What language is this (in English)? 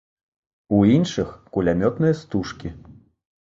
Belarusian